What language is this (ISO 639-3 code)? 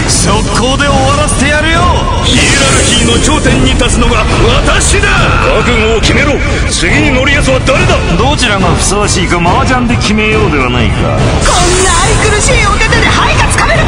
jpn